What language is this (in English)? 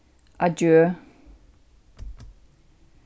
Faroese